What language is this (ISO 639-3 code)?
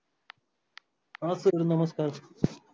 mar